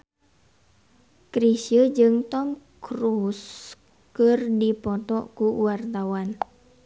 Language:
Sundanese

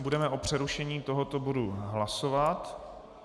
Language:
Czech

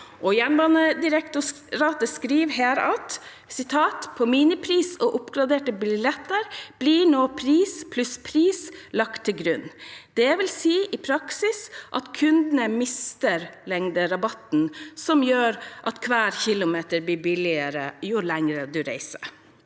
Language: Norwegian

